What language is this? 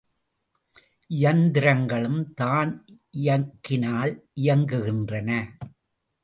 Tamil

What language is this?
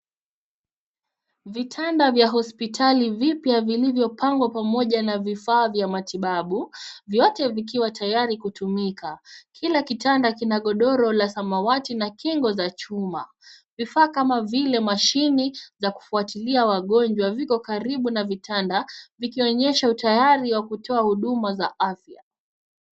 Swahili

